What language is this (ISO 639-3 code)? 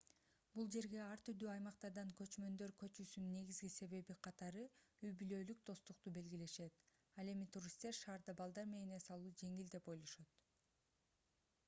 kir